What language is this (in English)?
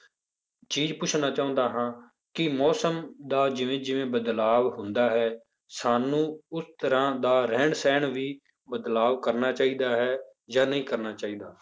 Punjabi